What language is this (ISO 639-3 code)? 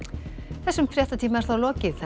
isl